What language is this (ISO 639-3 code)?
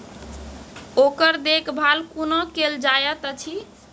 mai